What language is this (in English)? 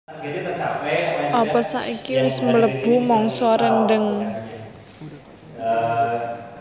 Javanese